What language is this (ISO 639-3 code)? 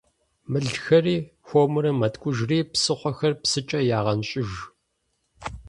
kbd